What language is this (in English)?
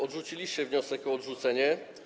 Polish